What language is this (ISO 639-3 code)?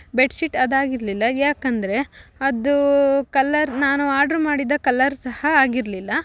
kan